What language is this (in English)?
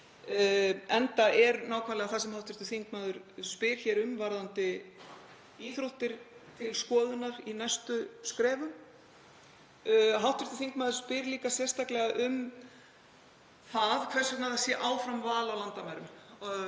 Icelandic